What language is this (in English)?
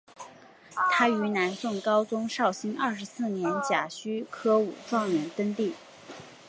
Chinese